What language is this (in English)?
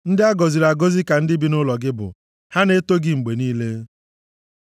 Igbo